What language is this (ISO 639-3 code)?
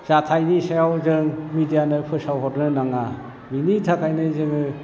brx